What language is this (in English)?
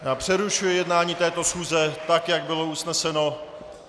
Czech